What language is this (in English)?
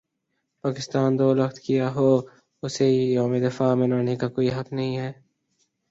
Urdu